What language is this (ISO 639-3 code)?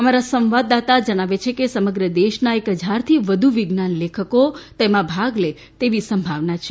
guj